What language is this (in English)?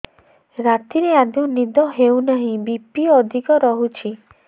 Odia